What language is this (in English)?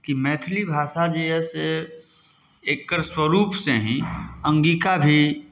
Maithili